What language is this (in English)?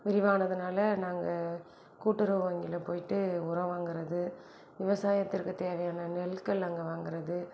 Tamil